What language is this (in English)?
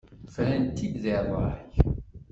Kabyle